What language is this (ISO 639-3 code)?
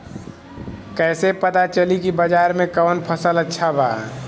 bho